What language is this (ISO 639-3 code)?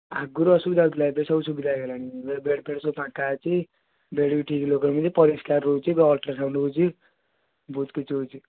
ori